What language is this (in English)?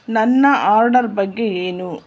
Kannada